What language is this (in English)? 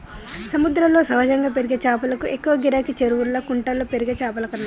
Telugu